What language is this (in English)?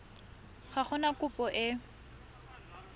Tswana